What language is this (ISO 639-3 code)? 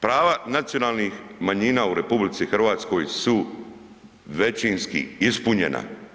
hrv